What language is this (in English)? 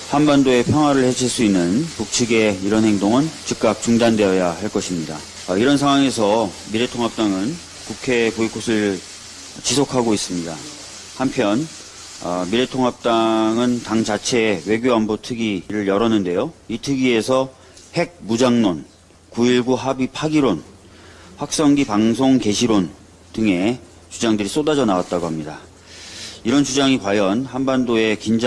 Korean